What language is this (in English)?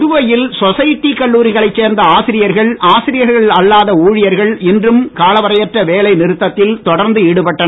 Tamil